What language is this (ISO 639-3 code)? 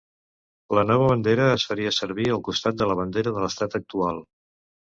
cat